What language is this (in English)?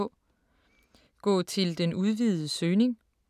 Danish